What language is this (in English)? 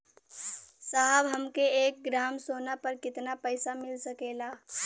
Bhojpuri